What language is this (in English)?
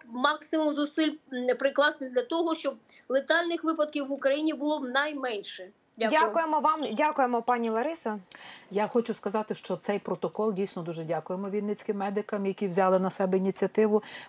Ukrainian